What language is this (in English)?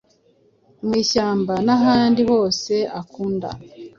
Kinyarwanda